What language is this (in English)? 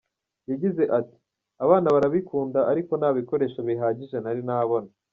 Kinyarwanda